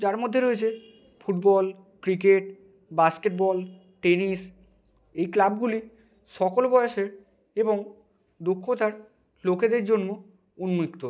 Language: Bangla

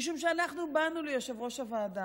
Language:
Hebrew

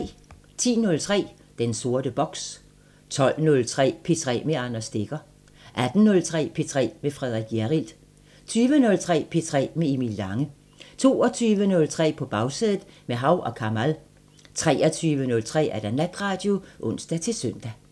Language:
Danish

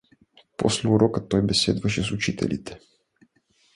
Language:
Bulgarian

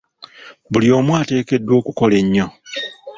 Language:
Ganda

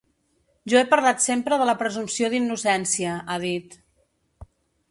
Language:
Catalan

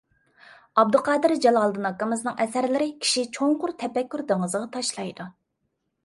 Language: Uyghur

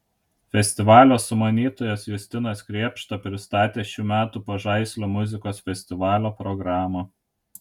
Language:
Lithuanian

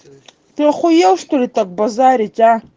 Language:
Russian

